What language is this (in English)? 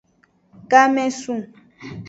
Aja (Benin)